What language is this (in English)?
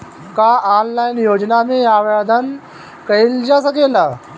Bhojpuri